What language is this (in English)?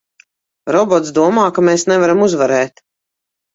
Latvian